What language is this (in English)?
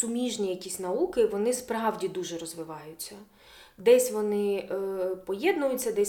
Ukrainian